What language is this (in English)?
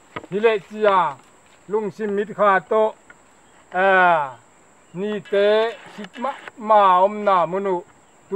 Thai